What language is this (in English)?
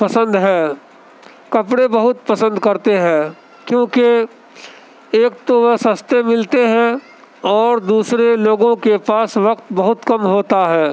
Urdu